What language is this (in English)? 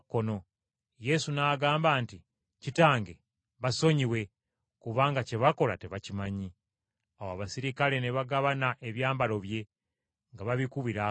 Ganda